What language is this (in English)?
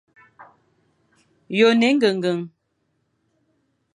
Fang